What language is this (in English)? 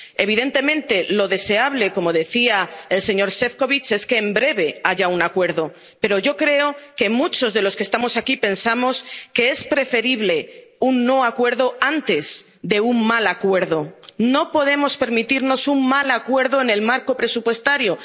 Spanish